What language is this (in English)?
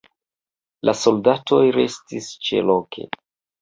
Esperanto